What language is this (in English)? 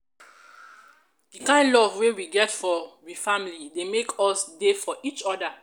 Nigerian Pidgin